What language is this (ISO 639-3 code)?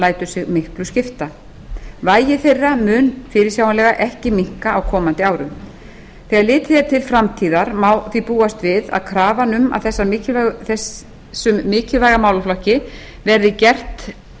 isl